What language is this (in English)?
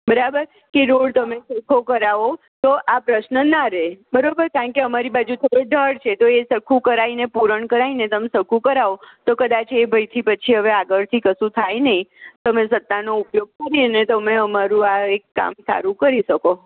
Gujarati